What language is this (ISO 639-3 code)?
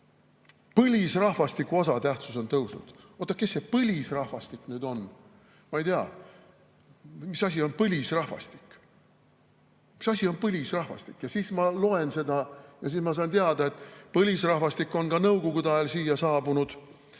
est